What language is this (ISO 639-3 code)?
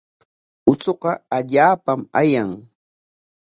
qwa